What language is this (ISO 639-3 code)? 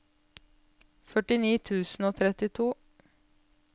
nor